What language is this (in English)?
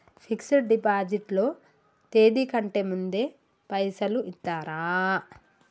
Telugu